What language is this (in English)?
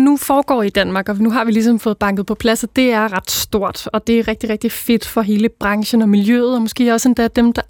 Danish